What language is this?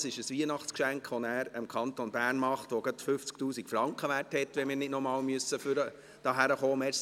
Swiss German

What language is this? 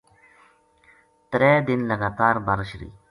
Gujari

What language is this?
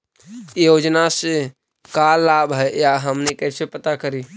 Magahi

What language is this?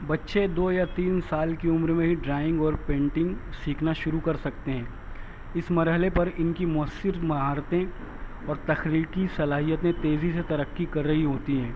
Urdu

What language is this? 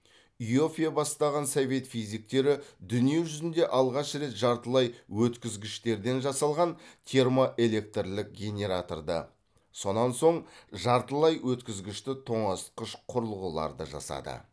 Kazakh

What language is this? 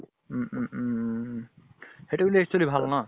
Assamese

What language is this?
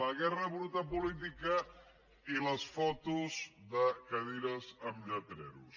Catalan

